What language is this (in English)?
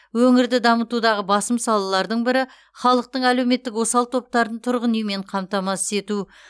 Kazakh